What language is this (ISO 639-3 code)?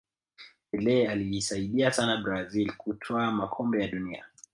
swa